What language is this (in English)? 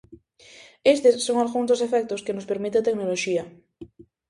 Galician